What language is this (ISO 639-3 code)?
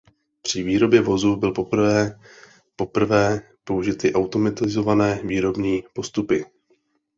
ces